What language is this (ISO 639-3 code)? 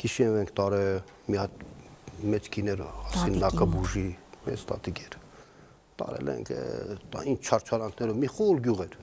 nld